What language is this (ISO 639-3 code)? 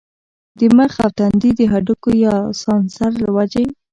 pus